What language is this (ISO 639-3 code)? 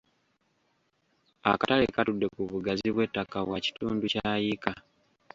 lug